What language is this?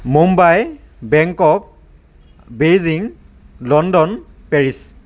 Assamese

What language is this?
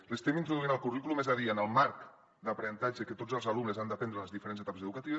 Catalan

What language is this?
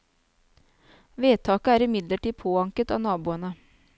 Norwegian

